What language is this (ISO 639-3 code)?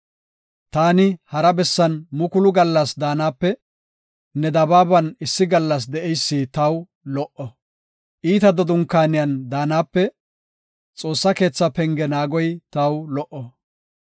gof